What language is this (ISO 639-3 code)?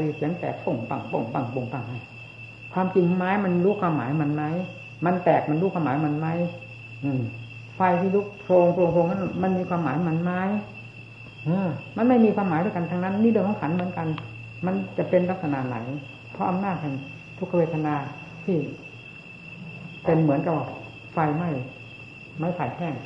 tha